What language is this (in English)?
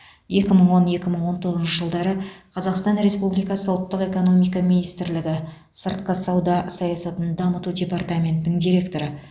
Kazakh